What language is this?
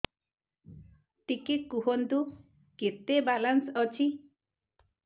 Odia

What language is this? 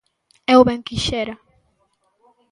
Galician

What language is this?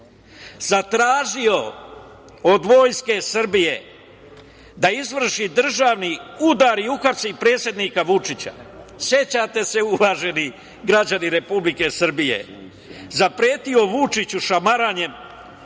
Serbian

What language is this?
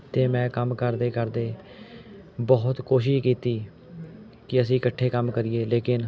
Punjabi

